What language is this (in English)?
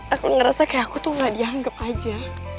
Indonesian